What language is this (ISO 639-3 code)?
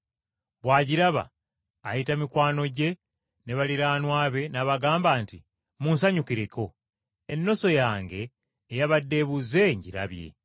lug